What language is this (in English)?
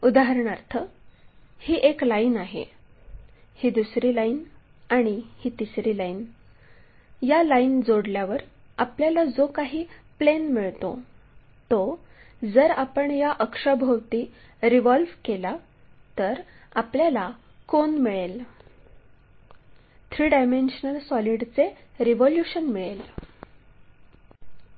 Marathi